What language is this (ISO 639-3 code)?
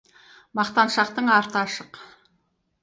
kaz